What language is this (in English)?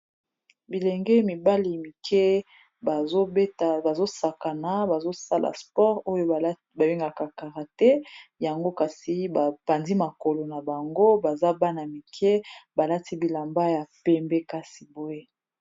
Lingala